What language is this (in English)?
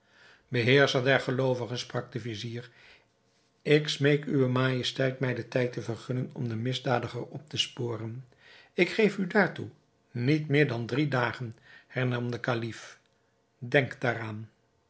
Dutch